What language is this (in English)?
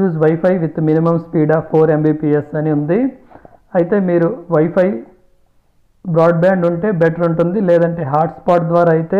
Hindi